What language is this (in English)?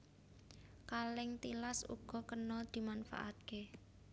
Javanese